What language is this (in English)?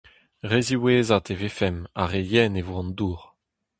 Breton